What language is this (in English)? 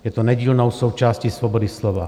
Czech